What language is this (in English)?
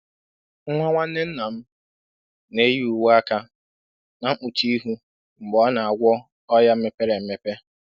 Igbo